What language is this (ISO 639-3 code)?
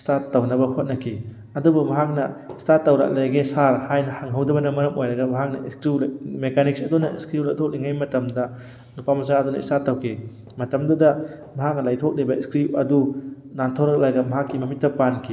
mni